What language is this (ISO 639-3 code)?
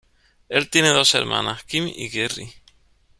spa